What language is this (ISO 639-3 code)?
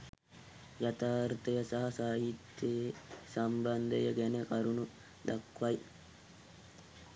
sin